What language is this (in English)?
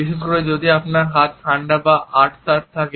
Bangla